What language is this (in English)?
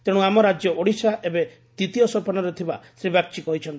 Odia